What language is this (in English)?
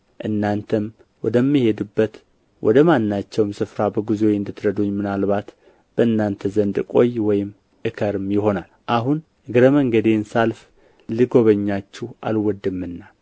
Amharic